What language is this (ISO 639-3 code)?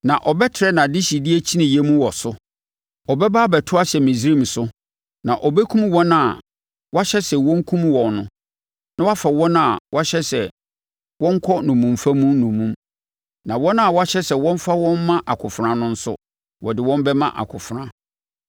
aka